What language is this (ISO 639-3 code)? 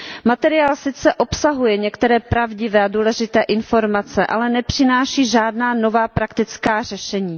ces